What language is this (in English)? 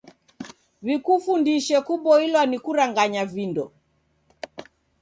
Taita